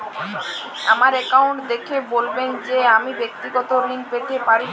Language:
Bangla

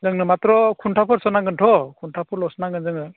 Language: Bodo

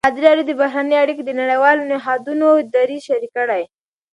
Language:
Pashto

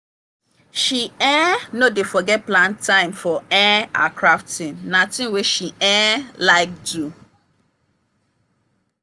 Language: Nigerian Pidgin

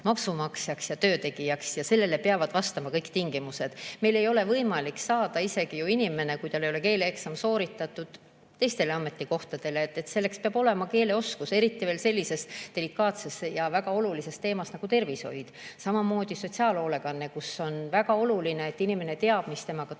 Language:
Estonian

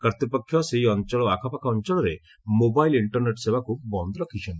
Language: Odia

